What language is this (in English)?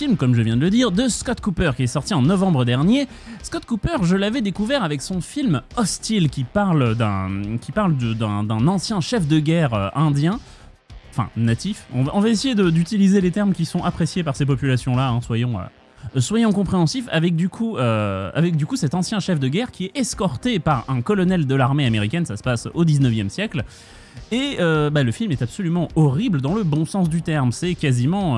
French